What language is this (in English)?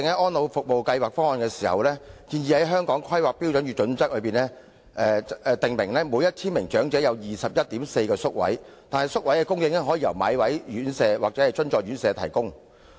Cantonese